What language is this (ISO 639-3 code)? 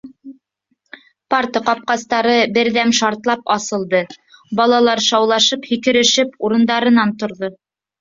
bak